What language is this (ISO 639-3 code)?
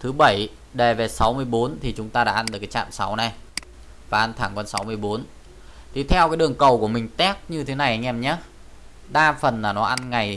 vie